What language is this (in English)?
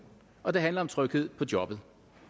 Danish